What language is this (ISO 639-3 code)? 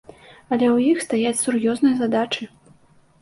bel